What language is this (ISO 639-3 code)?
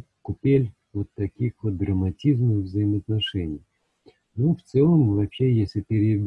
rus